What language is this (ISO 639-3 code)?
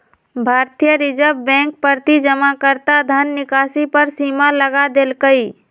mag